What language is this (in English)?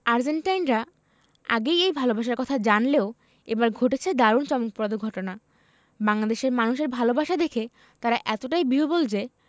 Bangla